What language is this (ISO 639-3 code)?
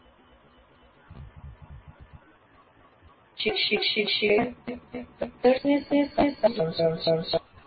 guj